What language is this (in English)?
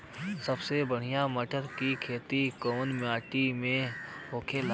Bhojpuri